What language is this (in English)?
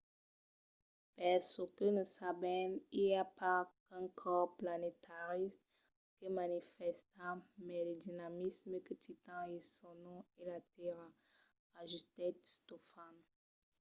Occitan